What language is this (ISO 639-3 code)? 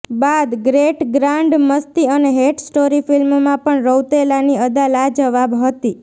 guj